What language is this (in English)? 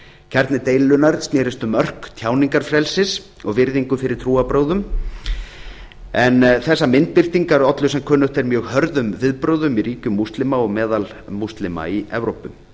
Icelandic